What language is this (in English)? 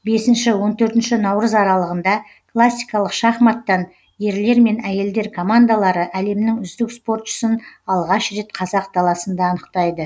Kazakh